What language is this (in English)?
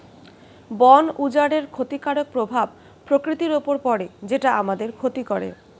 Bangla